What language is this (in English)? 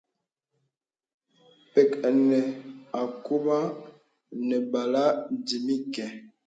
Bebele